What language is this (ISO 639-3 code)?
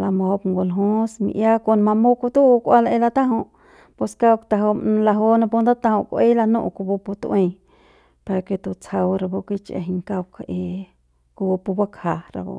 pbs